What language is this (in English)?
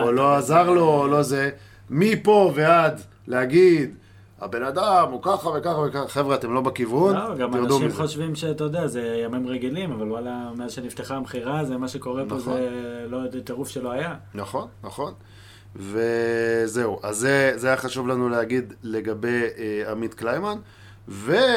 Hebrew